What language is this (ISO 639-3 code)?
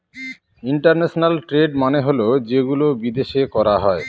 ben